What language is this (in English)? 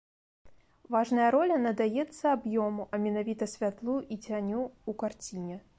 Belarusian